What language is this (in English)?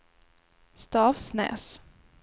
Swedish